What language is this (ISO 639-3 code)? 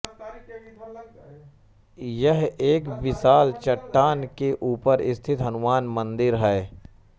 hin